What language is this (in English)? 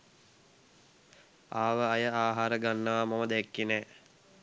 Sinhala